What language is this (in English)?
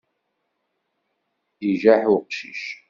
Kabyle